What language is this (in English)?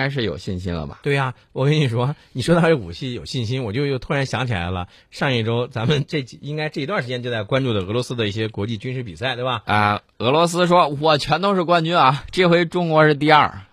Chinese